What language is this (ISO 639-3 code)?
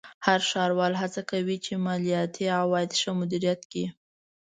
pus